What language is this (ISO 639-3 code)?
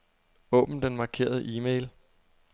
dan